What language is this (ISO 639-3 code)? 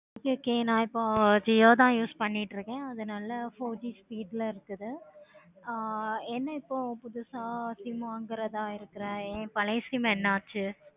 tam